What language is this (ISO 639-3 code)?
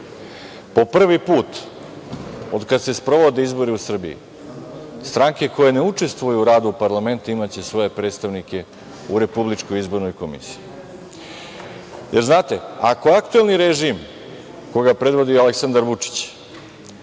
srp